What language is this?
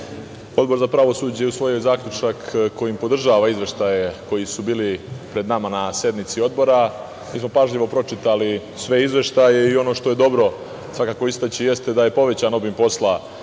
Serbian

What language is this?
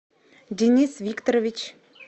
Russian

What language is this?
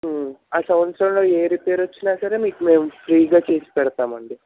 Telugu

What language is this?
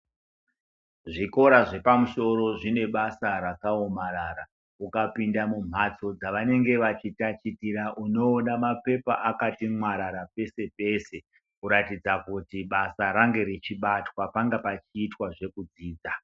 Ndau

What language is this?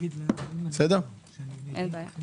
Hebrew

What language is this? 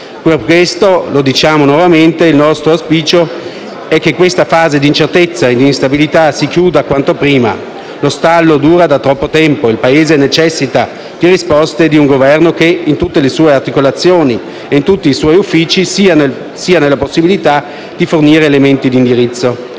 Italian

